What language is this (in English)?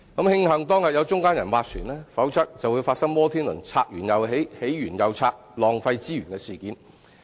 Cantonese